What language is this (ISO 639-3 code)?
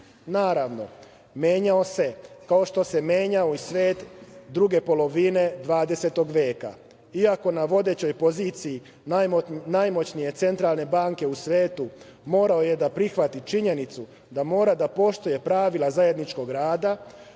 srp